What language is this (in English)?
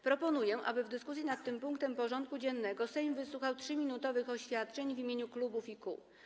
Polish